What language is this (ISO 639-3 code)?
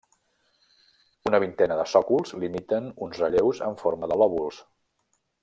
cat